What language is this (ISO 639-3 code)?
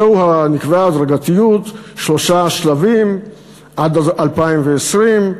heb